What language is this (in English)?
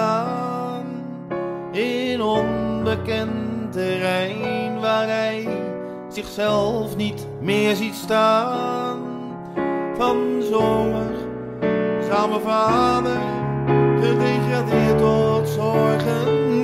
Dutch